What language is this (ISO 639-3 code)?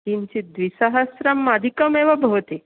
san